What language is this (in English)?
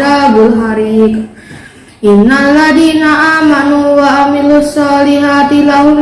Indonesian